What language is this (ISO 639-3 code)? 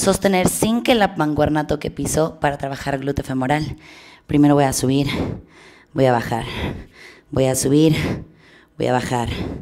spa